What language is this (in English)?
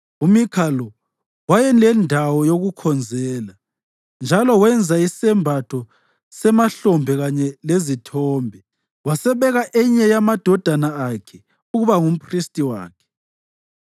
North Ndebele